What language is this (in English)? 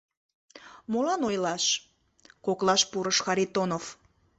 Mari